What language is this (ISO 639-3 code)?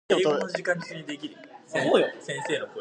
eng